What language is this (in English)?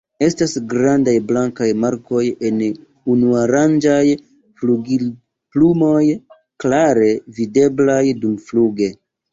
Esperanto